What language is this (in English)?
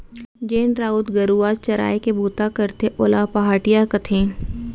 Chhattisgarhi